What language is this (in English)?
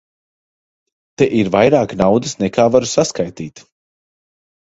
Latvian